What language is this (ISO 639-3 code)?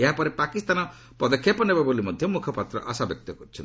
ori